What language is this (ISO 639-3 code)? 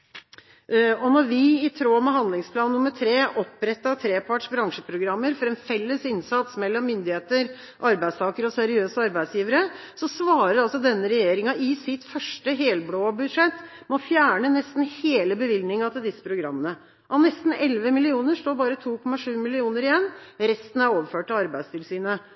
nob